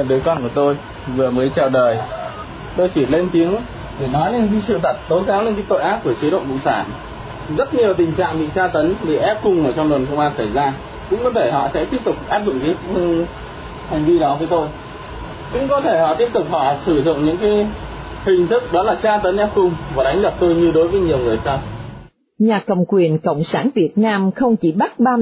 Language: Vietnamese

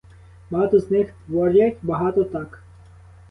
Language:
Ukrainian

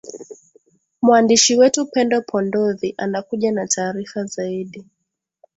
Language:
Swahili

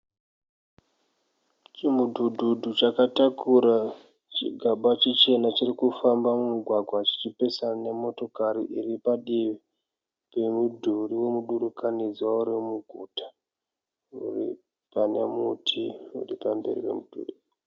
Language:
Shona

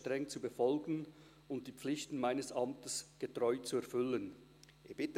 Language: Swiss German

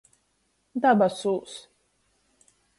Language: Latgalian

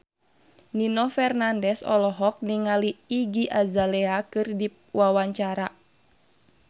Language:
Sundanese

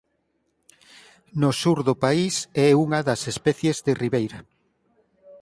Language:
Galician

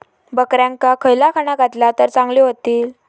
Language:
Marathi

